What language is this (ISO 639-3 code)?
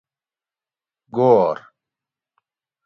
gwc